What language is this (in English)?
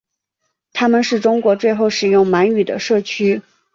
Chinese